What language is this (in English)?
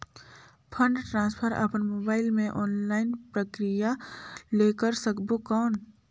Chhattisgarhi